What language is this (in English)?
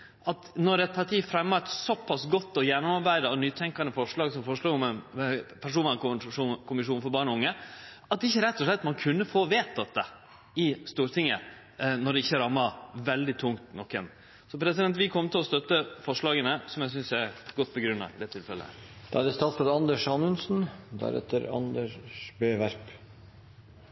Norwegian